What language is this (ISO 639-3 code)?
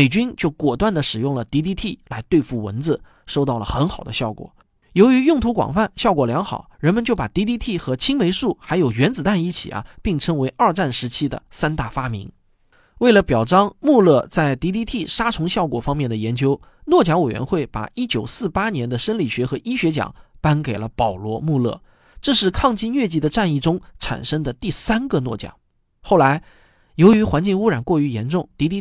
zho